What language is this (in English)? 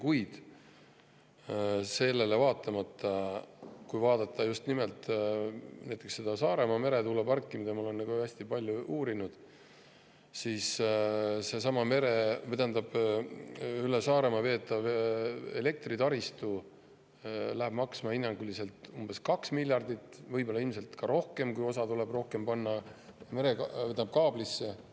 Estonian